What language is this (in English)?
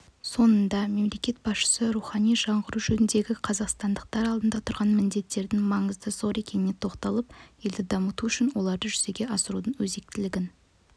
Kazakh